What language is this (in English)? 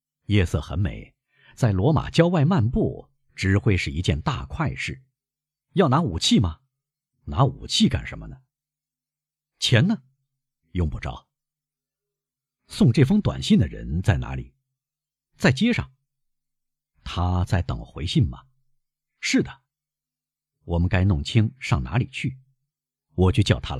Chinese